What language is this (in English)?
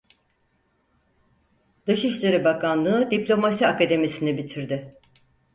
Turkish